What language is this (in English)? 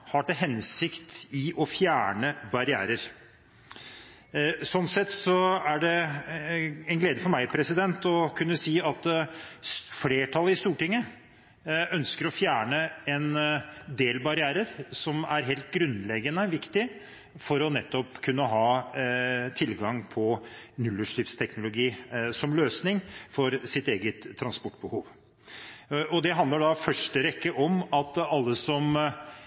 Norwegian Bokmål